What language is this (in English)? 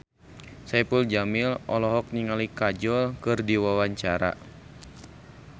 Sundanese